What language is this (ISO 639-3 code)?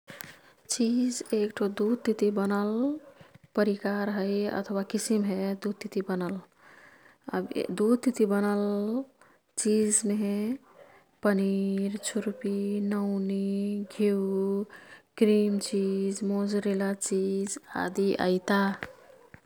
tkt